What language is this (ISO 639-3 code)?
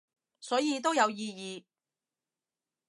yue